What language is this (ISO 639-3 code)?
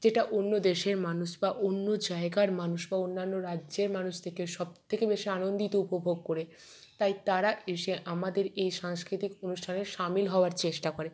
ben